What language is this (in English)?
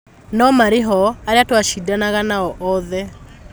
Kikuyu